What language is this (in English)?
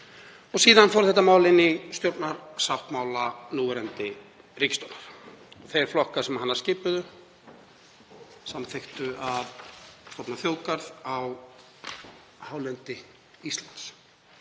Icelandic